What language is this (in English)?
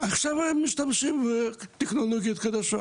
Hebrew